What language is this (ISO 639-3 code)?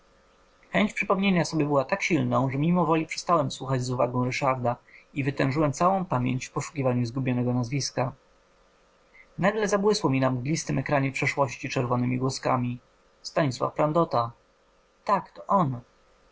pol